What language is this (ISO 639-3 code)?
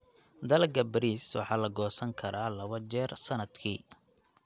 som